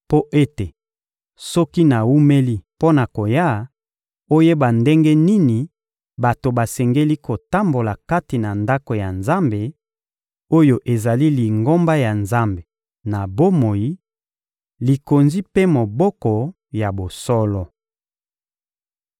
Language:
Lingala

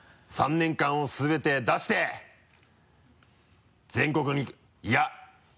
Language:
Japanese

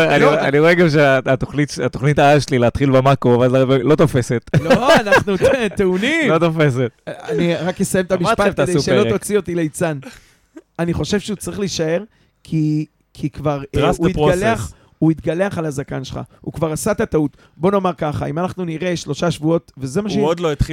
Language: Hebrew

